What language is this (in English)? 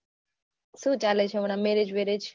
Gujarati